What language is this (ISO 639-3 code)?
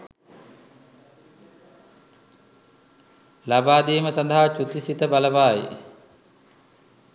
sin